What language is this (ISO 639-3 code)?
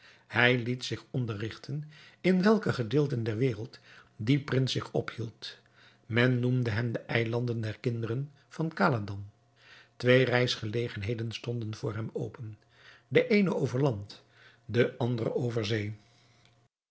nld